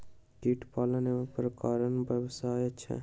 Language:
Maithili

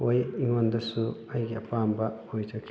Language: Manipuri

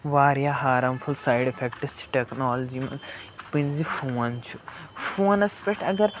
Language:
Kashmiri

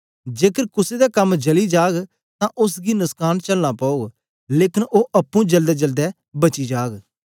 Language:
Dogri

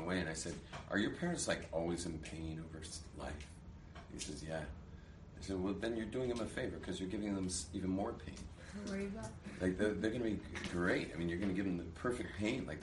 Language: English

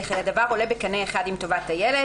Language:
Hebrew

